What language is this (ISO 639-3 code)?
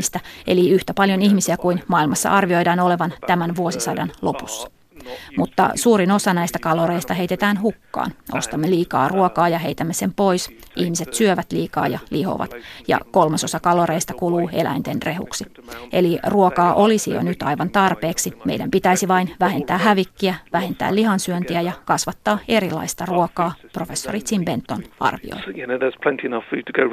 fin